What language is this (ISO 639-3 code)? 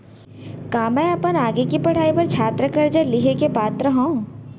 hne